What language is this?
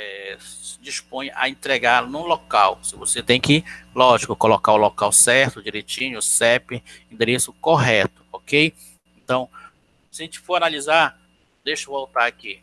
Portuguese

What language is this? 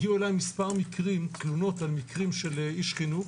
Hebrew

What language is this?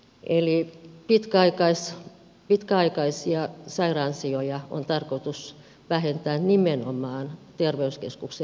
Finnish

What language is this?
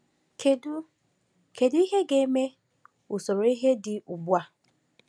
Igbo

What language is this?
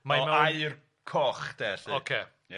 Welsh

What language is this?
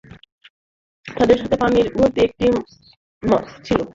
Bangla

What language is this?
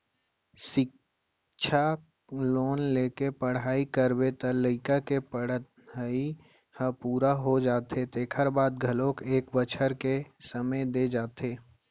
Chhattisgarhi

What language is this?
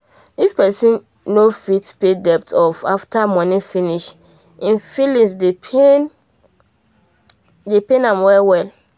Nigerian Pidgin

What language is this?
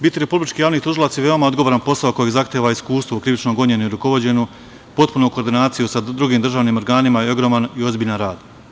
Serbian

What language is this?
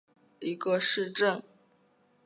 Chinese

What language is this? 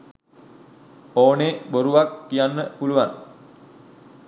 Sinhala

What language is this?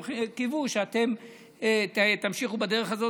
Hebrew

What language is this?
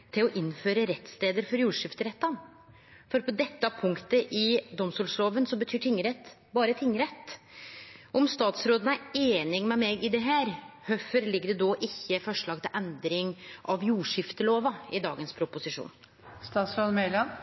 Norwegian Nynorsk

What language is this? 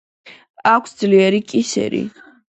Georgian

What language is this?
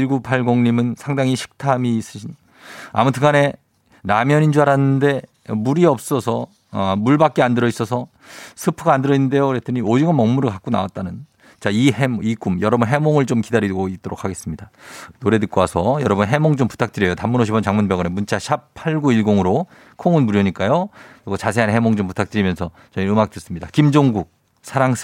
Korean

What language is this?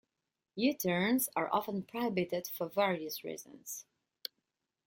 English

